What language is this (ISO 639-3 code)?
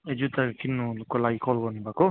nep